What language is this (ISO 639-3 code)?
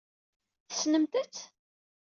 kab